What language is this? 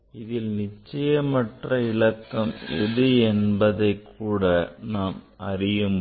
Tamil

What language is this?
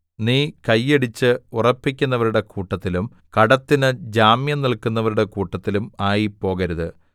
Malayalam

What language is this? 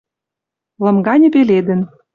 Western Mari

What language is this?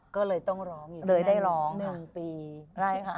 Thai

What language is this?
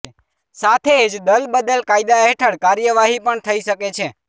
Gujarati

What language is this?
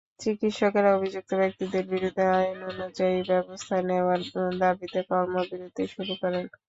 Bangla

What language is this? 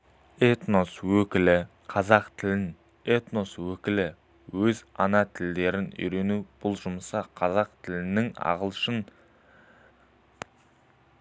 Kazakh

